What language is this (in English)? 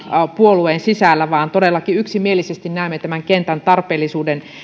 Finnish